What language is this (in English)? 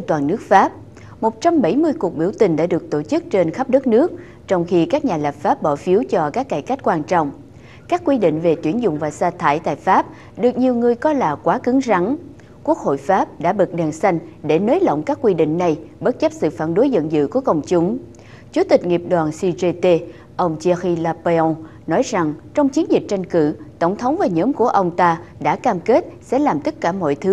Vietnamese